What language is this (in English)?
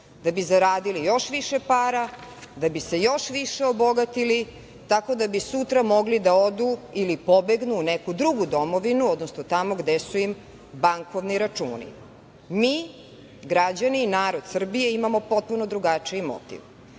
Serbian